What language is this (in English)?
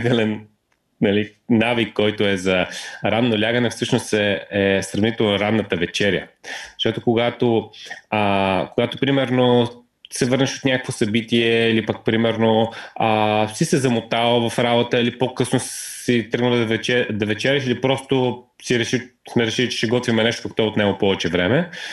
Bulgarian